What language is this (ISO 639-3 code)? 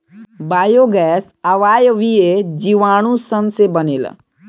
bho